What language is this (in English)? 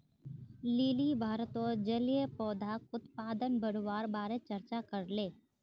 Magahi